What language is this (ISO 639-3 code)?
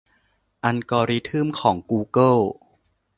tha